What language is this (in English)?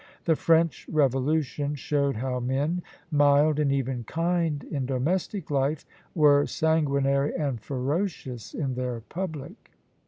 English